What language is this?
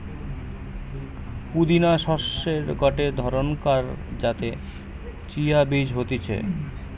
Bangla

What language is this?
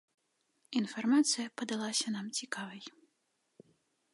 Belarusian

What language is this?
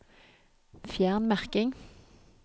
Norwegian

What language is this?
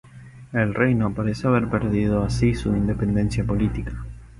Spanish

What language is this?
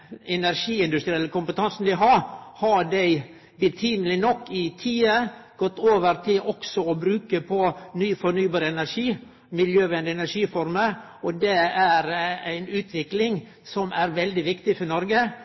Norwegian Nynorsk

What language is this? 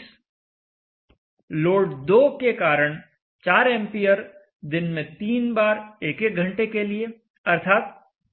Hindi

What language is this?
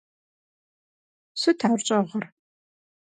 Kabardian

